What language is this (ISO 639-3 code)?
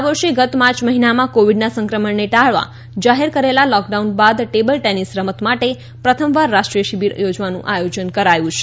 guj